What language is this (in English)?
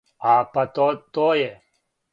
Serbian